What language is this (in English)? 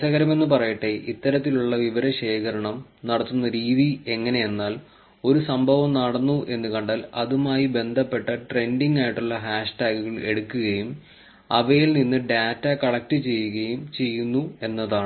Malayalam